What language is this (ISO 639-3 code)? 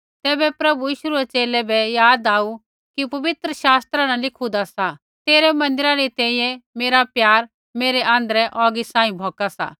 kfx